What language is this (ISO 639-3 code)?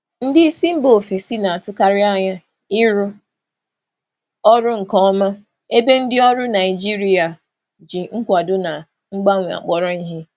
ibo